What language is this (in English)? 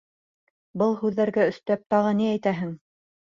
Bashkir